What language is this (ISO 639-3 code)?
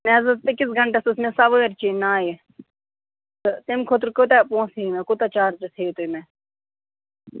kas